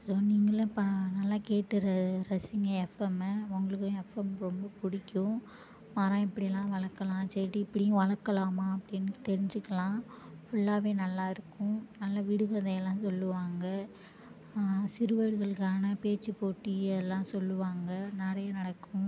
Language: Tamil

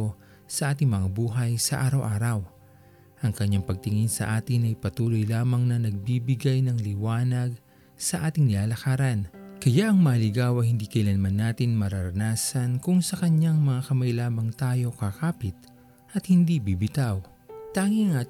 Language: Filipino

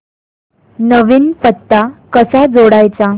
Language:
Marathi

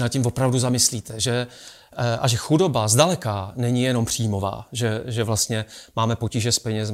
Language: Czech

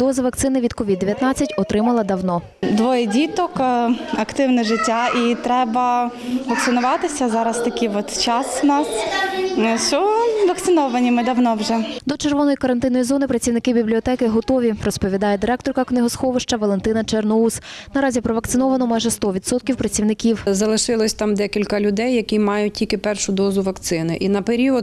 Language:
Ukrainian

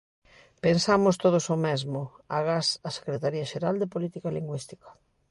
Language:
Galician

